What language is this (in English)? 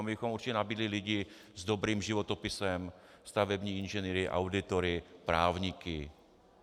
Czech